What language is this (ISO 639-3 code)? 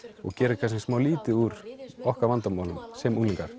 isl